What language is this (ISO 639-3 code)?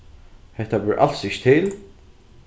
fao